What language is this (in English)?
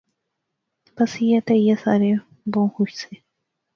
Pahari-Potwari